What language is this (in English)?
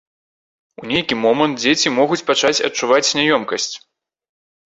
Belarusian